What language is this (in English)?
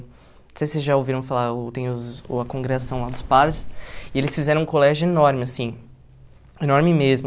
Portuguese